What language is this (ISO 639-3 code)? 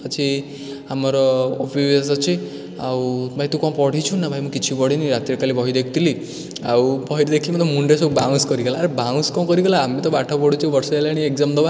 ori